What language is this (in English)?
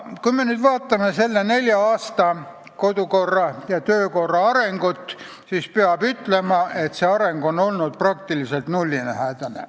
Estonian